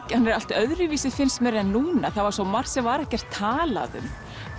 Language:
Icelandic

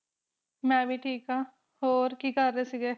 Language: Punjabi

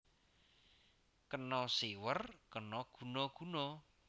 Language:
Javanese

